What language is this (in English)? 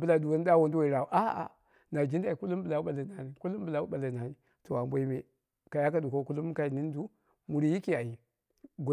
Dera (Nigeria)